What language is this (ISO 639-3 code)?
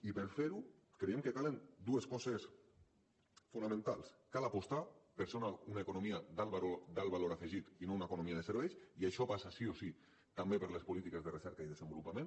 cat